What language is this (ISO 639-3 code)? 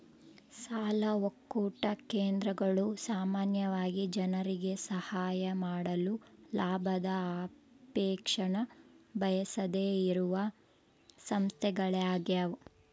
kan